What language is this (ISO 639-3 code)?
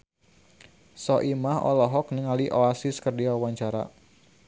sun